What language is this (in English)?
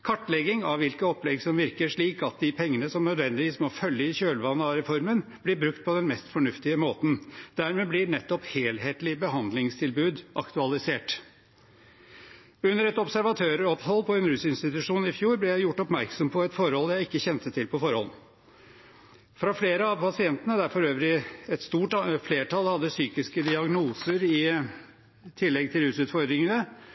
Norwegian Bokmål